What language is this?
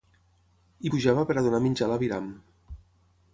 Catalan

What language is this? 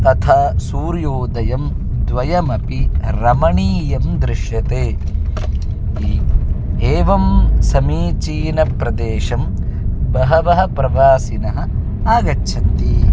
Sanskrit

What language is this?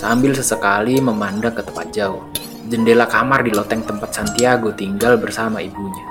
Indonesian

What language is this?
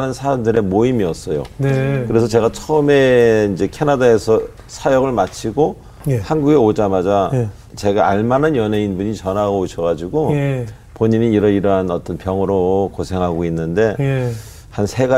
Korean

